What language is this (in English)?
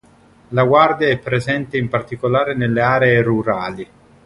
Italian